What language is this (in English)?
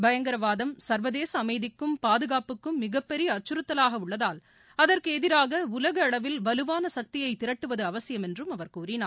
Tamil